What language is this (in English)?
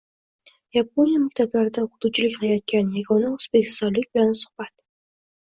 Uzbek